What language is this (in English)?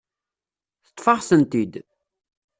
Kabyle